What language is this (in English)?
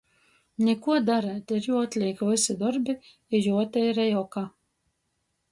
Latgalian